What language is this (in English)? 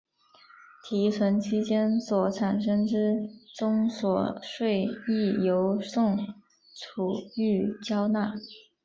Chinese